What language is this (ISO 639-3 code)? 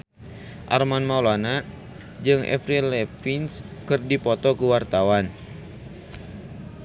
sun